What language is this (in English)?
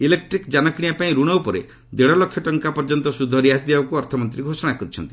Odia